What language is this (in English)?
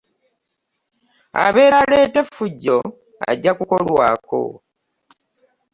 Ganda